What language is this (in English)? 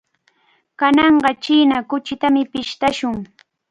Cajatambo North Lima Quechua